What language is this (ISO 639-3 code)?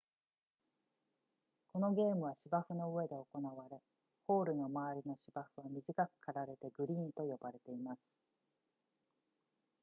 jpn